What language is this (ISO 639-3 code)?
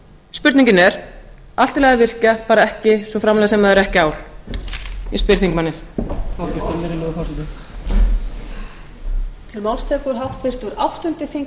isl